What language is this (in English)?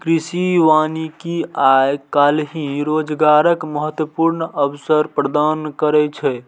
Maithili